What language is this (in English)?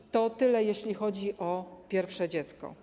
Polish